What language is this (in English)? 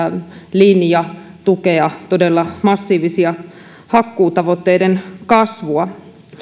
Finnish